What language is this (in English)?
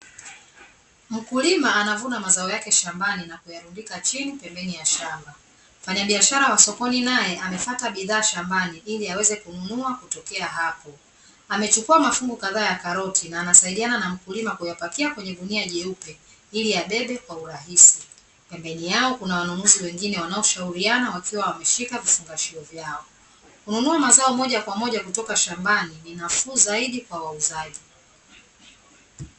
Swahili